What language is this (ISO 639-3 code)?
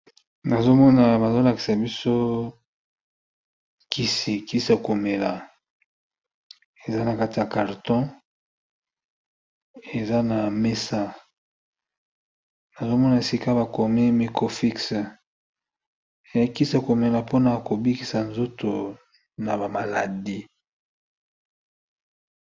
lin